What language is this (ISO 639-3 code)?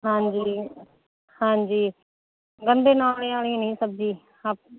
pan